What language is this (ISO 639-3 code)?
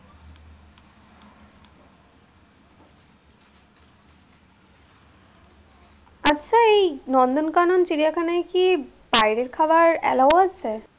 ben